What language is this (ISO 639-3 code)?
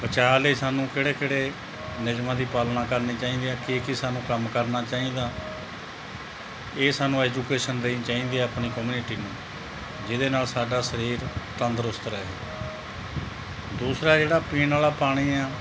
pan